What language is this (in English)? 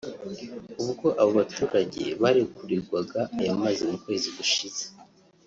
Kinyarwanda